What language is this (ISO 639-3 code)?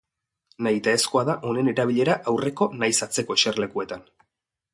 eus